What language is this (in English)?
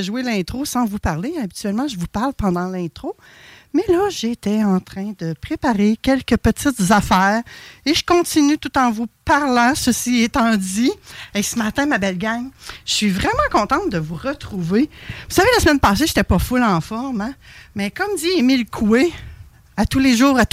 French